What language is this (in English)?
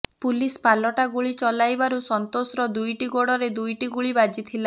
Odia